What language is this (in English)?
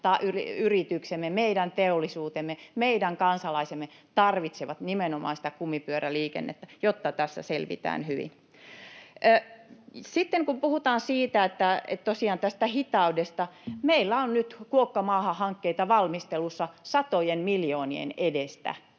Finnish